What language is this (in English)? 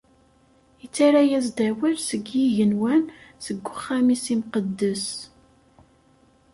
Kabyle